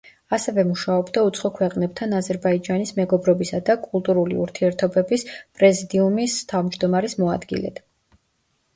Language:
Georgian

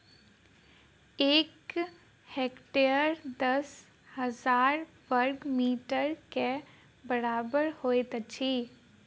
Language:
Maithili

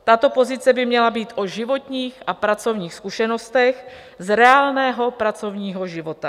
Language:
Czech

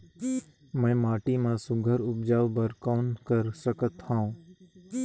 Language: Chhattisgarhi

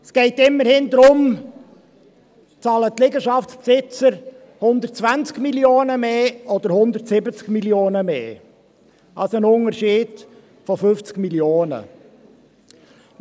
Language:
Swiss German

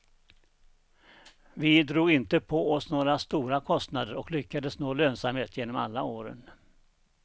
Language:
Swedish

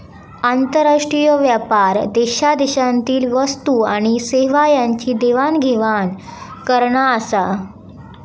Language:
Marathi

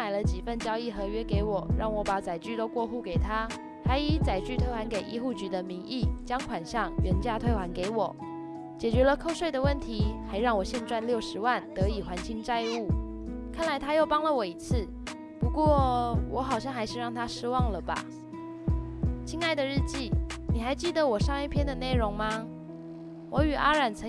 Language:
Chinese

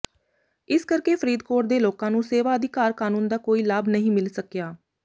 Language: Punjabi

